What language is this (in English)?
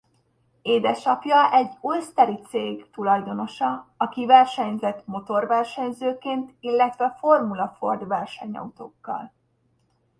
Hungarian